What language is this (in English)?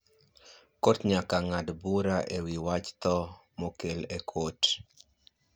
Luo (Kenya and Tanzania)